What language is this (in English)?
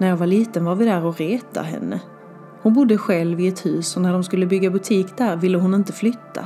Swedish